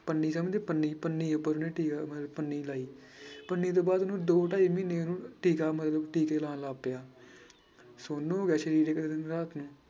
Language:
Punjabi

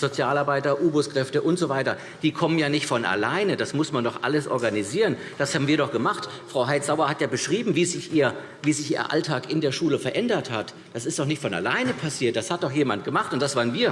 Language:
German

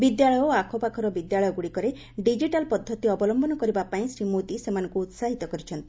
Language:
Odia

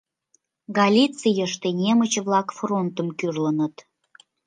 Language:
Mari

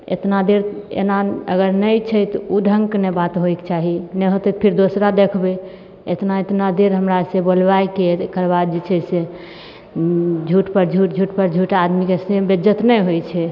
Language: Maithili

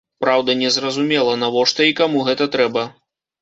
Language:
Belarusian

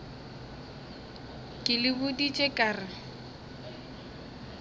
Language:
Northern Sotho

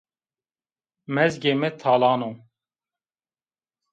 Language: Zaza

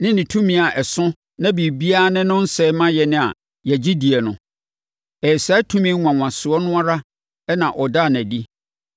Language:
Akan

